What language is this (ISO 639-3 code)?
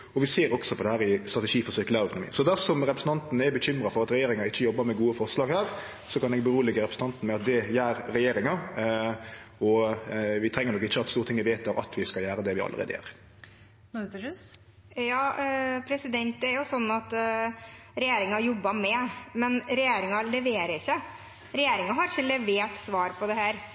nor